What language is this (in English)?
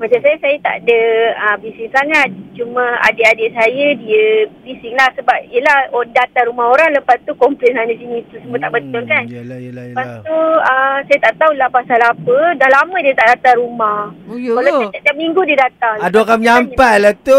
Malay